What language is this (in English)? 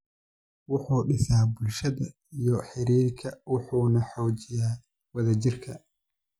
Somali